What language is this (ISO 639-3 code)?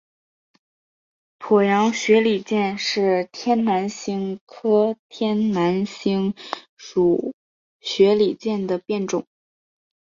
zho